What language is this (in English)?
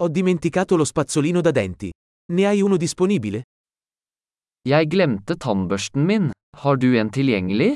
Italian